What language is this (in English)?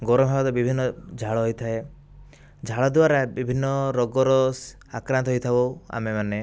Odia